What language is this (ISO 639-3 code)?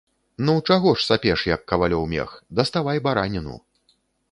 bel